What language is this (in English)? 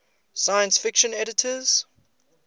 English